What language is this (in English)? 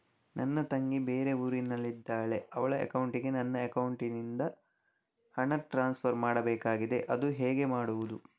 Kannada